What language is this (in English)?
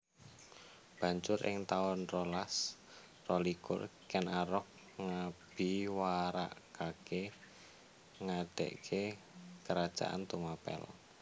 Javanese